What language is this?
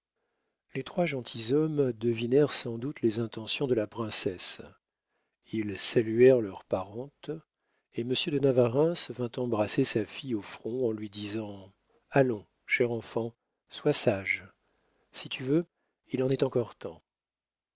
French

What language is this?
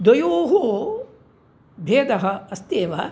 Sanskrit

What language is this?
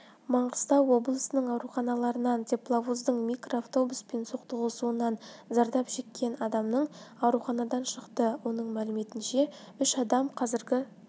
Kazakh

